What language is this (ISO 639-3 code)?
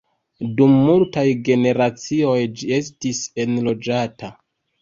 epo